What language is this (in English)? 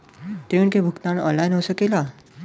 Bhojpuri